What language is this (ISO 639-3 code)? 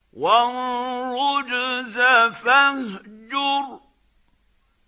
ara